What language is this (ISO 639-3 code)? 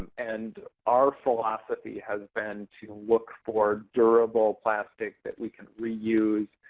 eng